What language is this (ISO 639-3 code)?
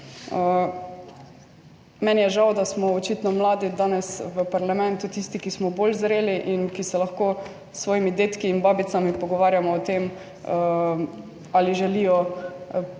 slv